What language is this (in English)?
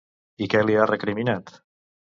Catalan